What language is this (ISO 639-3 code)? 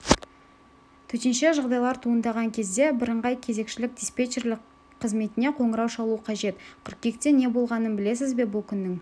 kaz